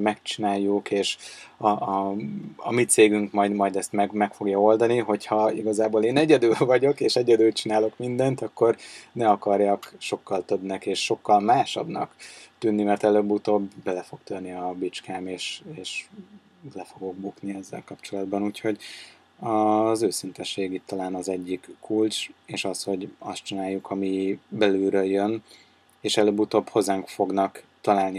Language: Hungarian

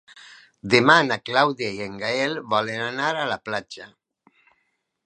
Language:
Catalan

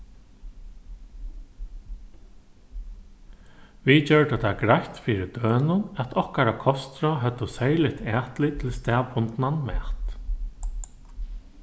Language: Faroese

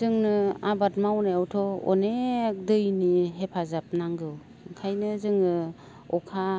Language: Bodo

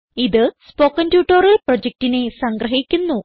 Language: Malayalam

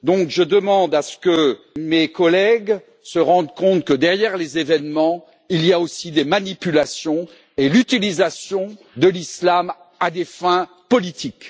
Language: French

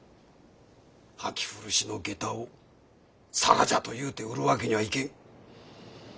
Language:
Japanese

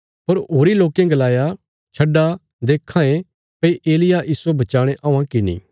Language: Bilaspuri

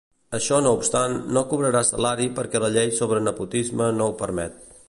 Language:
Catalan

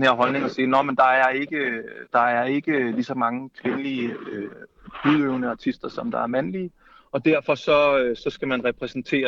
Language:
Danish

